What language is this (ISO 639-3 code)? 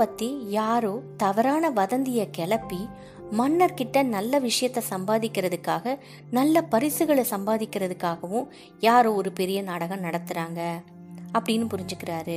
tam